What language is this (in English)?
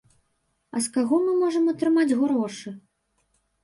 Belarusian